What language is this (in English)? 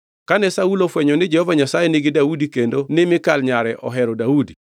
Luo (Kenya and Tanzania)